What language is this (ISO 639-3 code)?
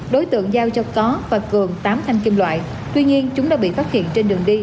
vie